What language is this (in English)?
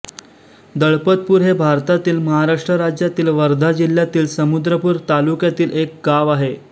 Marathi